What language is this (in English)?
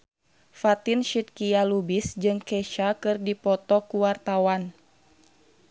Sundanese